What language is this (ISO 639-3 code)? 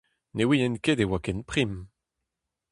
bre